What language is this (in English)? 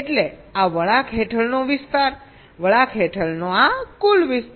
Gujarati